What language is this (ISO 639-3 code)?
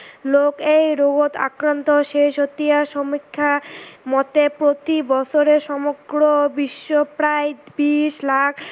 asm